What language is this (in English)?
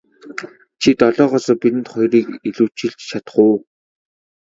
Mongolian